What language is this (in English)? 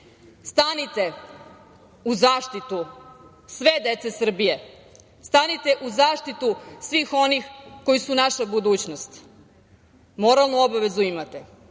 Serbian